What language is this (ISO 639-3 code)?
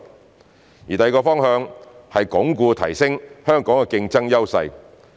yue